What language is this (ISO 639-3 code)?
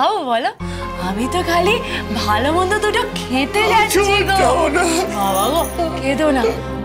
hin